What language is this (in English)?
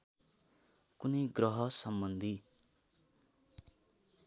Nepali